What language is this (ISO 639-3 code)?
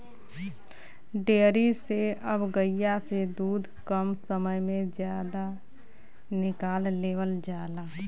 bho